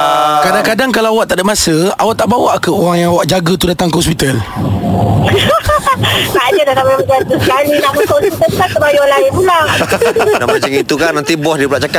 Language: Malay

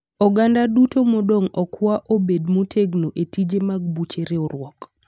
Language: Luo (Kenya and Tanzania)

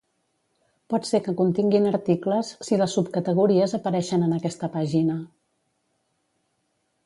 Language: Catalan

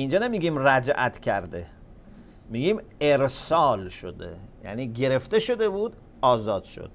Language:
Persian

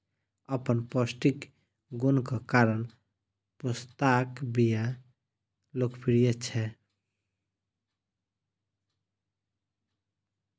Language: Maithili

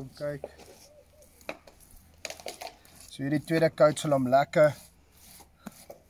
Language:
Dutch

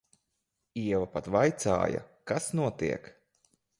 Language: Latvian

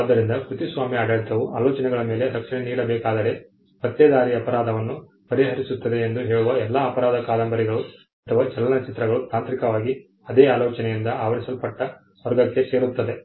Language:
Kannada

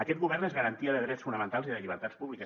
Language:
Catalan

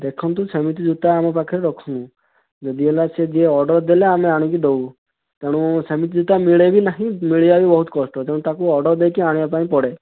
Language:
Odia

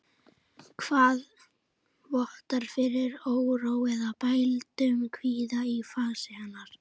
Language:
Icelandic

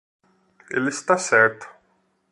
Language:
Portuguese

